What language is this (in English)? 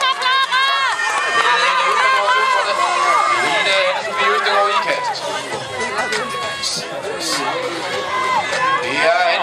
Danish